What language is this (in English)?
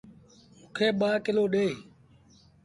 Sindhi Bhil